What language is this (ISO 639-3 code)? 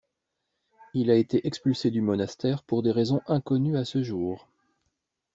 fra